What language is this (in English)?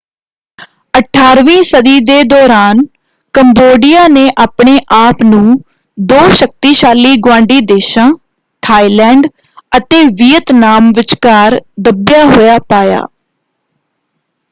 Punjabi